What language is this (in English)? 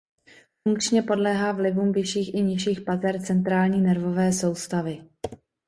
Czech